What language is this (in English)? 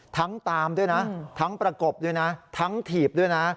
Thai